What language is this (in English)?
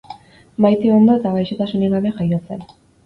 Basque